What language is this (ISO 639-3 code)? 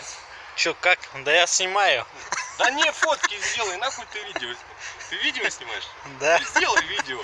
rus